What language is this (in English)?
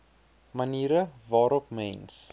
Afrikaans